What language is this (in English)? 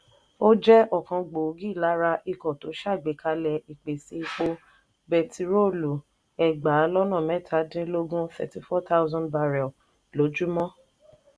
Yoruba